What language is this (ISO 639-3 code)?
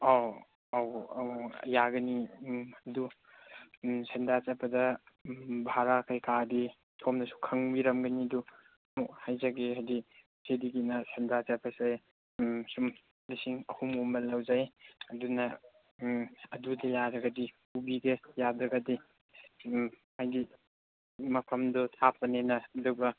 mni